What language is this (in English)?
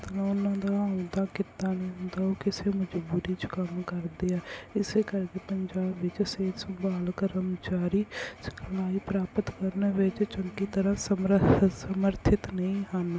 Punjabi